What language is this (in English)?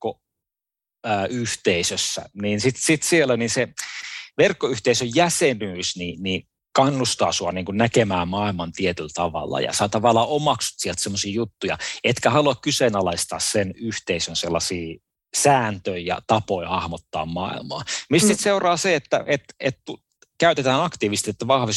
Finnish